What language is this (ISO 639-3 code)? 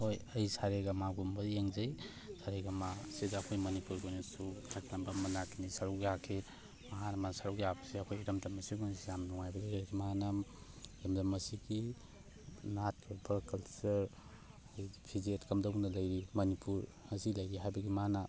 mni